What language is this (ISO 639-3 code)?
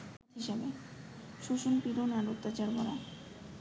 ben